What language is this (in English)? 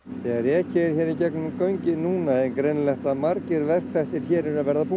Icelandic